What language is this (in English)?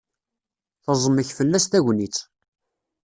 Kabyle